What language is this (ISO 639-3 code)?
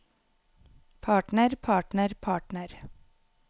nor